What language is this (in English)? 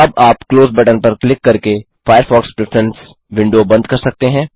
Hindi